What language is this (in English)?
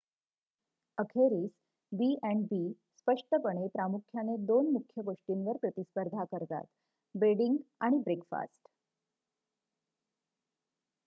Marathi